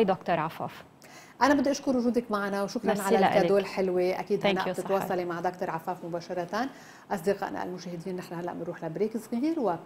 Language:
Arabic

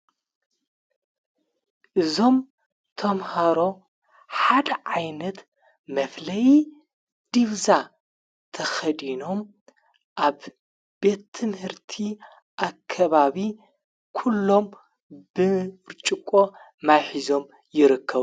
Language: Tigrinya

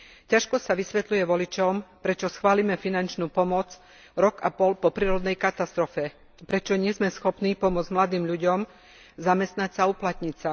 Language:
Slovak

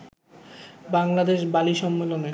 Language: Bangla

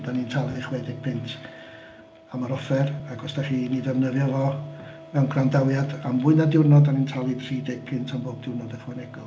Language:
Welsh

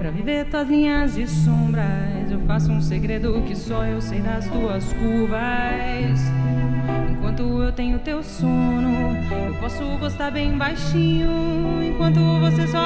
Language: Portuguese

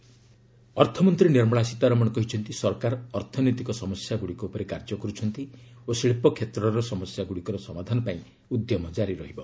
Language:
Odia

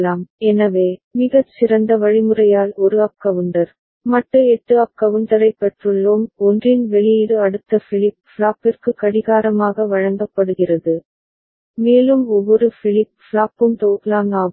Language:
Tamil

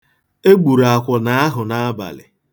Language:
Igbo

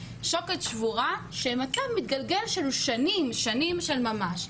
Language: Hebrew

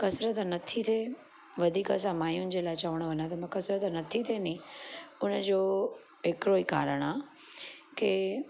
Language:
Sindhi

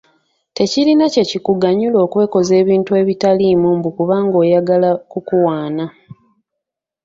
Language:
Ganda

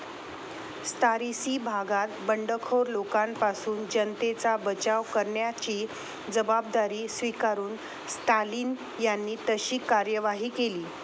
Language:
Marathi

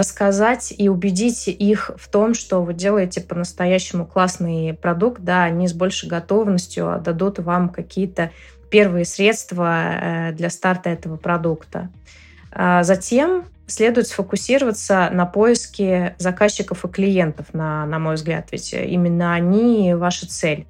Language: Russian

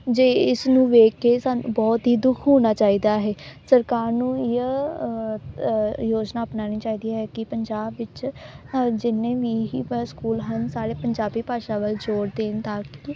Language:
Punjabi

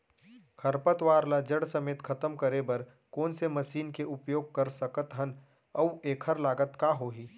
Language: Chhattisgarhi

